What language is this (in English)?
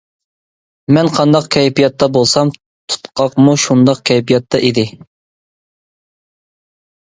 Uyghur